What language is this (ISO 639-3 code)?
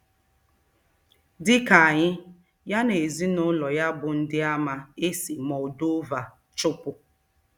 ibo